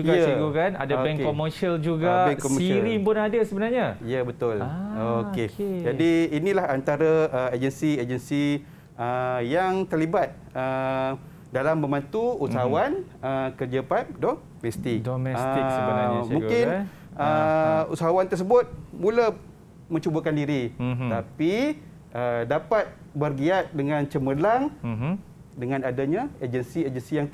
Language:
Malay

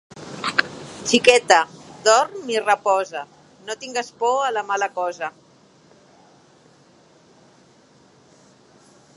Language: Catalan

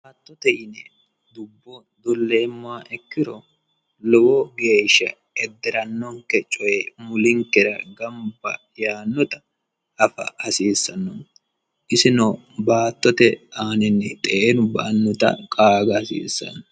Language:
Sidamo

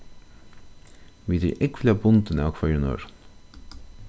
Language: Faroese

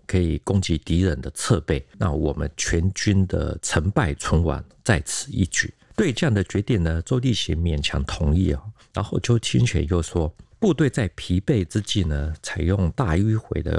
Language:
Chinese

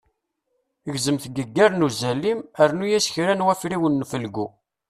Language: Kabyle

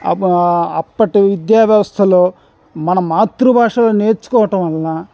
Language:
Telugu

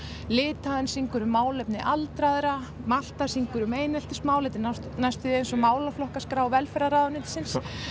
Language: Icelandic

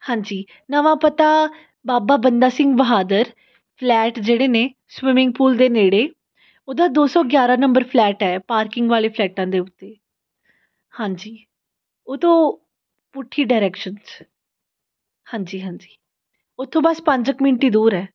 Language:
Punjabi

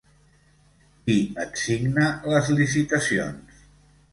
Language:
Catalan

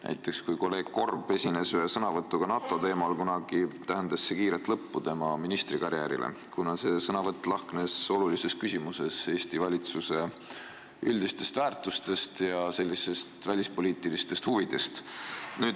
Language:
Estonian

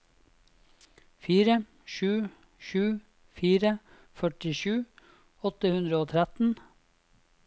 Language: Norwegian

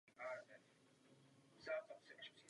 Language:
Czech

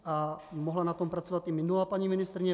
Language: Czech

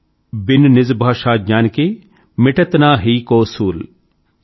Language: Telugu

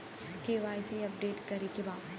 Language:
Bhojpuri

